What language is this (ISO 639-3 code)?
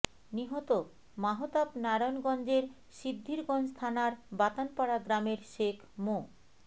ben